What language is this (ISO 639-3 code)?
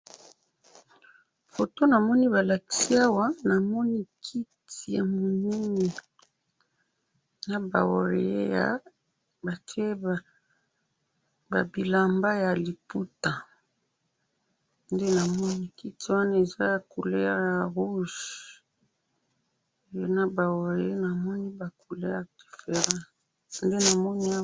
lin